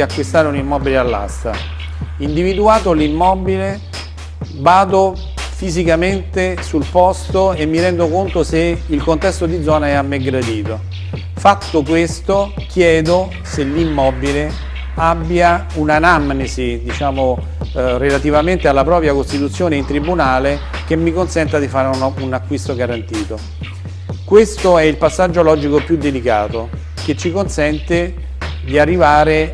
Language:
Italian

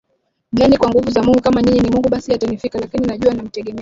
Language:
Swahili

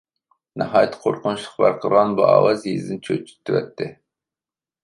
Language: Uyghur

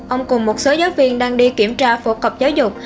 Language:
Vietnamese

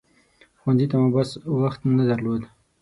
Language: Pashto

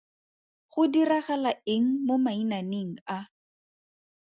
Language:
Tswana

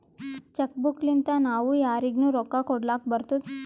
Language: Kannada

